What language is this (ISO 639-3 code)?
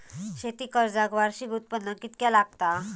mar